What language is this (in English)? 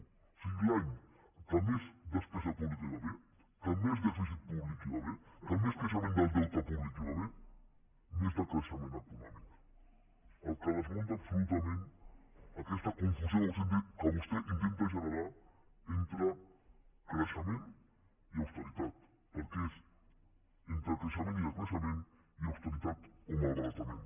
Catalan